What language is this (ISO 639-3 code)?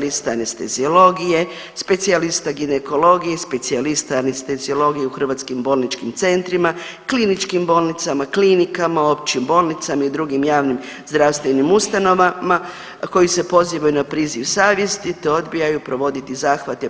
hrv